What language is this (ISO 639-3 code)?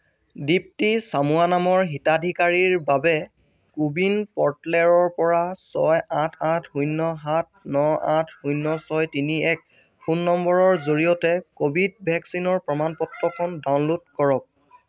asm